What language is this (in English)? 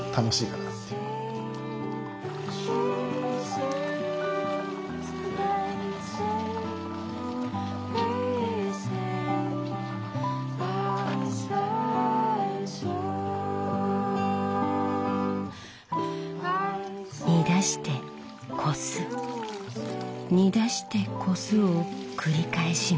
Japanese